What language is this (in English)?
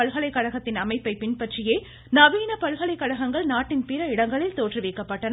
Tamil